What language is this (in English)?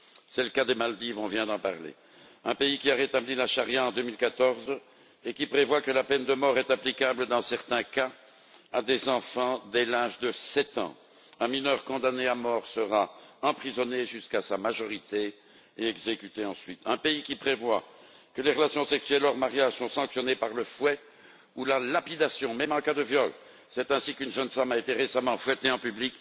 French